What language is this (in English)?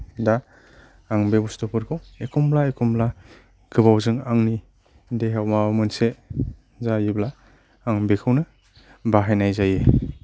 Bodo